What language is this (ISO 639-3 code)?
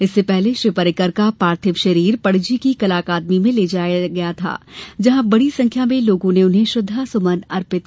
hin